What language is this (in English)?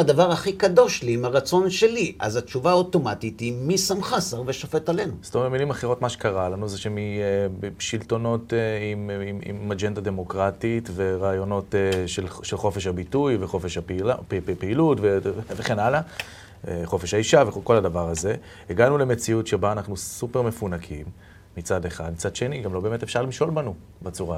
Hebrew